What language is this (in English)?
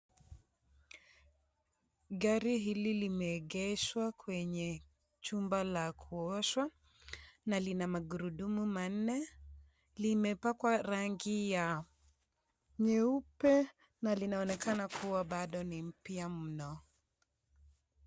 Swahili